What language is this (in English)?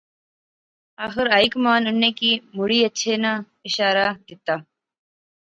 Pahari-Potwari